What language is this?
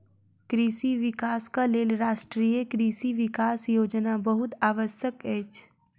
Maithili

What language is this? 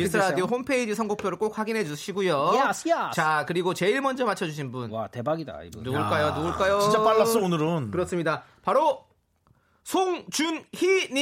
Korean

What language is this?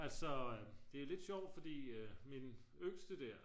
Danish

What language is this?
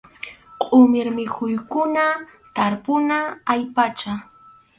Arequipa-La Unión Quechua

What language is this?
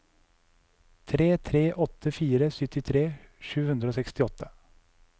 Norwegian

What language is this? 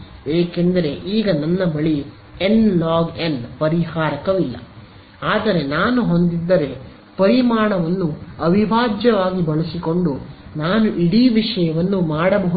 Kannada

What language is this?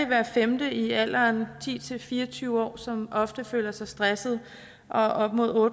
Danish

